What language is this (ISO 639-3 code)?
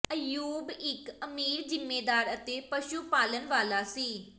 pan